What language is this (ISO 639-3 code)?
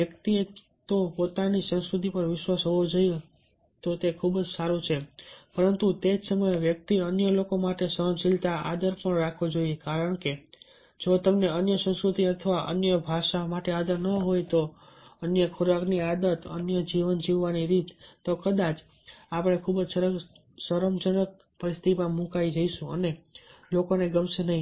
guj